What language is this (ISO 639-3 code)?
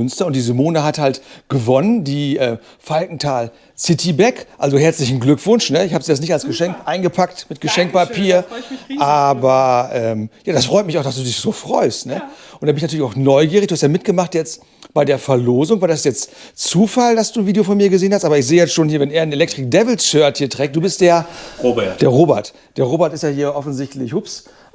deu